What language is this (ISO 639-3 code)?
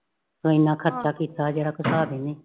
pan